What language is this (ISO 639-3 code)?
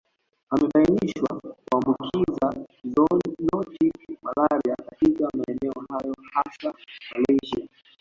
swa